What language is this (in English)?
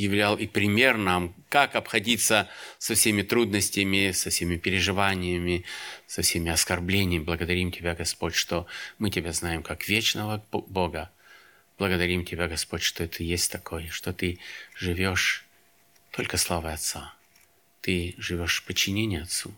Russian